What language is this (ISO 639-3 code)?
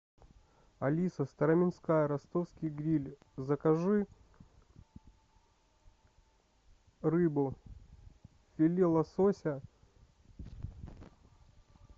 rus